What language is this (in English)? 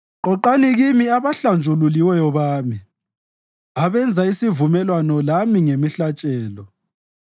North Ndebele